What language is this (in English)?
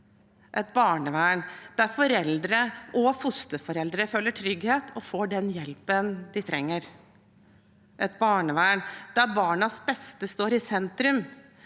Norwegian